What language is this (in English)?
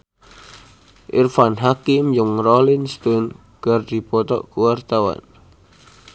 Sundanese